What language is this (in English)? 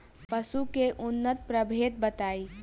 Bhojpuri